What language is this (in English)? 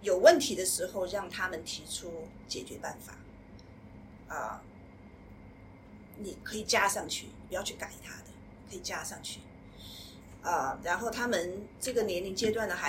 Chinese